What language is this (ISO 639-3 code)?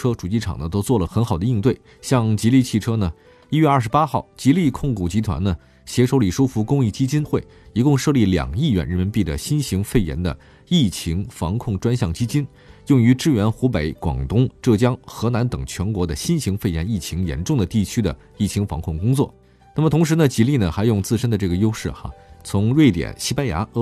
zho